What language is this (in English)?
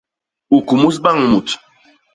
Basaa